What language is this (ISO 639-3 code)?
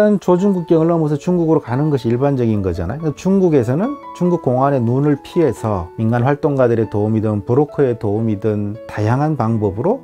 kor